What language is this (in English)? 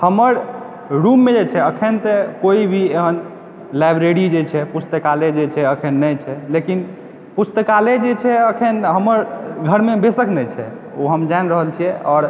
Maithili